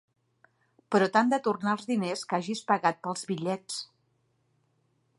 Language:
Catalan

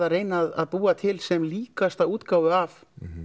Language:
Icelandic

